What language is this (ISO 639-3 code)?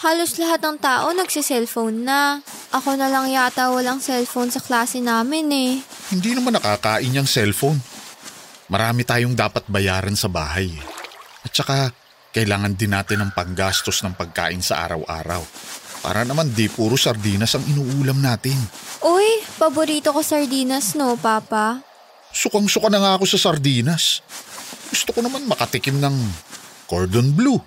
fil